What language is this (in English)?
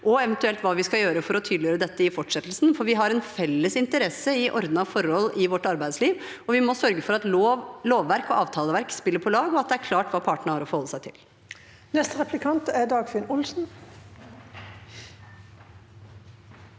Norwegian